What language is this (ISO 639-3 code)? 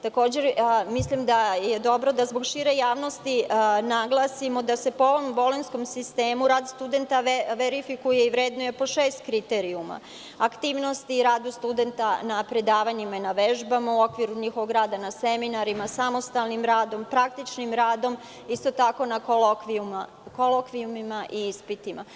srp